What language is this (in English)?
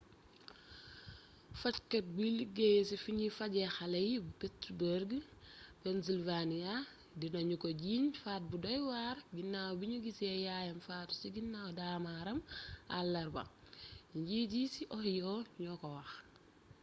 Wolof